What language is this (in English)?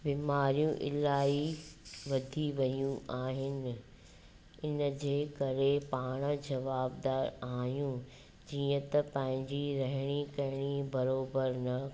Sindhi